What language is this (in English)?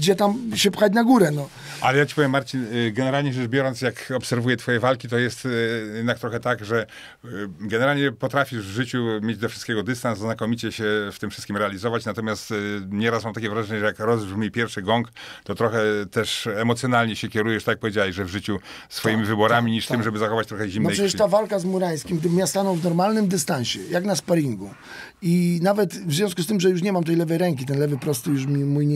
Polish